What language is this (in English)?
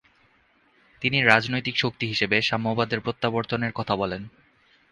Bangla